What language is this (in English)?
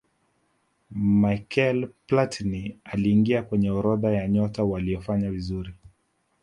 Swahili